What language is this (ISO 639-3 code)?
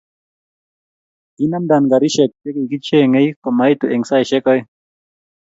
kln